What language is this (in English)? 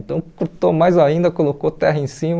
Portuguese